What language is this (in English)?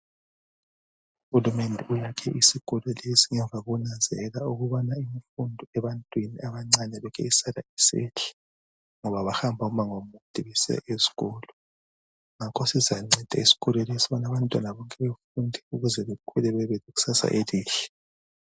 North Ndebele